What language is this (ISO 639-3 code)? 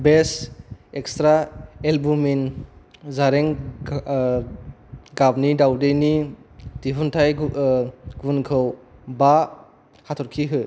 brx